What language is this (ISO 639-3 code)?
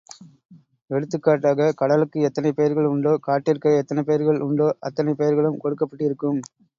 tam